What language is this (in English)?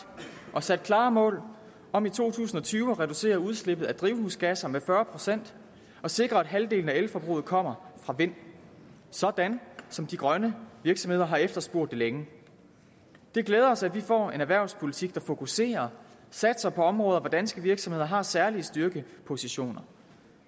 Danish